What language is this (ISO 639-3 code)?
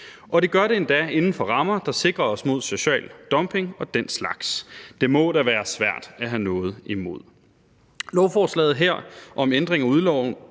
dan